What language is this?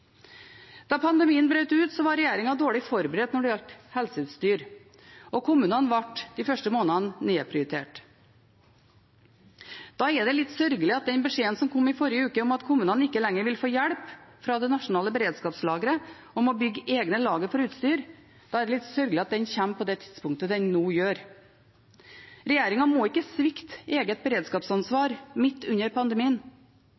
Norwegian Bokmål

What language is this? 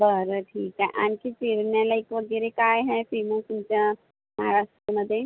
Marathi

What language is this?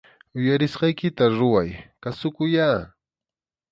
Arequipa-La Unión Quechua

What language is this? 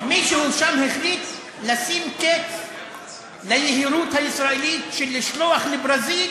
Hebrew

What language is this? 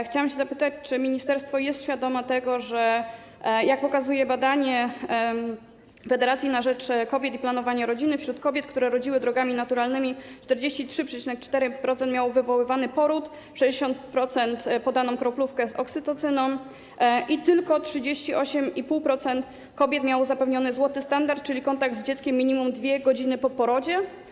Polish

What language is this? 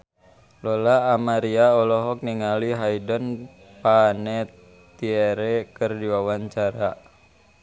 Sundanese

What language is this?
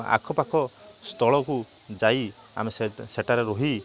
Odia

